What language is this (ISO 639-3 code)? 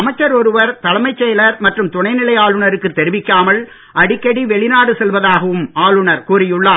tam